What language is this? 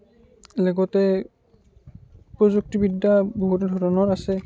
Assamese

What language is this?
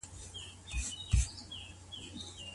Pashto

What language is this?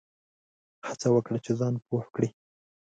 Pashto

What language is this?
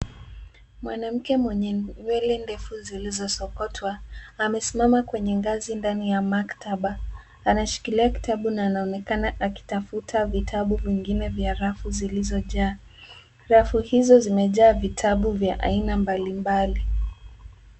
Swahili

